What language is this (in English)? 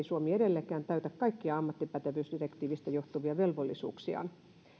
Finnish